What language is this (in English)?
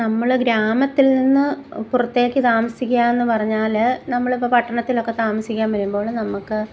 Malayalam